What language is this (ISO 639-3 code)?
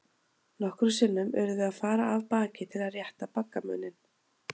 isl